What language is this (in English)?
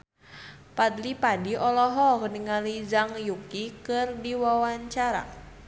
Sundanese